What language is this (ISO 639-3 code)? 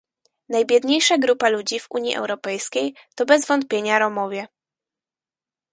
pol